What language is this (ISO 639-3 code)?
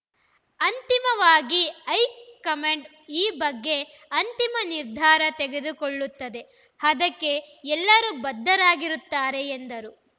kan